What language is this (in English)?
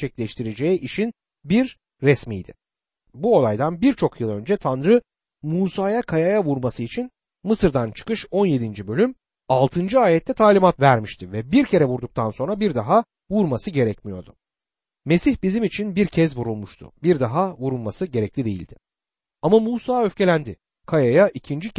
Turkish